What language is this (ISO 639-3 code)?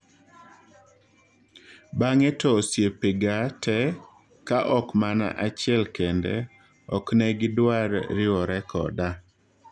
luo